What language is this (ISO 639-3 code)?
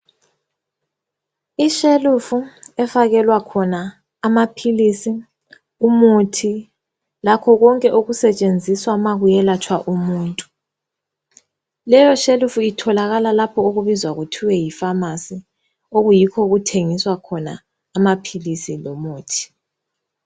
nde